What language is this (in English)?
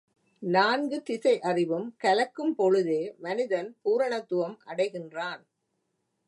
Tamil